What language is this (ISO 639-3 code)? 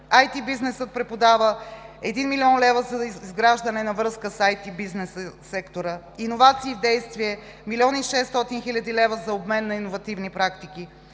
bul